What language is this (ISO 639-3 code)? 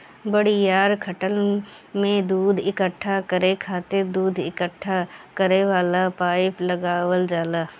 bho